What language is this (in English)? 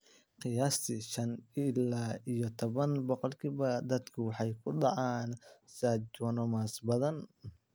Somali